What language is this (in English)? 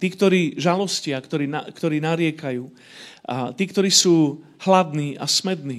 Slovak